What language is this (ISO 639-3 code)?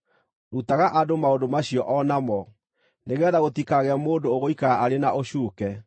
kik